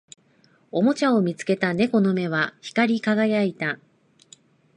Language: Japanese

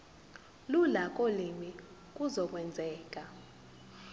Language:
Zulu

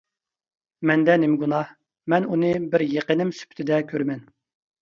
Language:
Uyghur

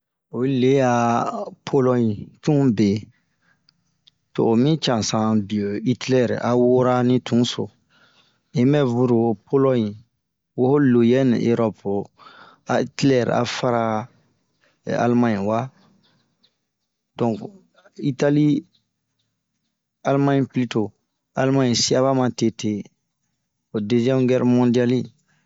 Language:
Bomu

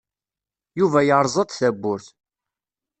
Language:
Kabyle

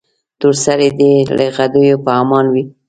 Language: Pashto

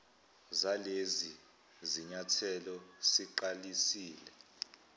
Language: Zulu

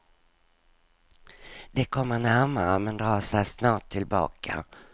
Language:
Swedish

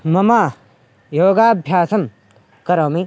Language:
Sanskrit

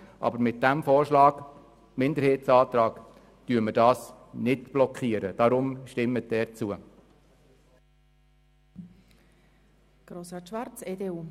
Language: Swiss German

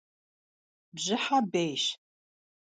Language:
Kabardian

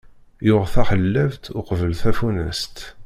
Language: Kabyle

